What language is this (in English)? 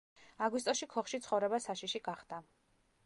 Georgian